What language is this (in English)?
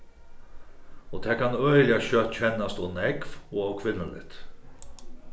Faroese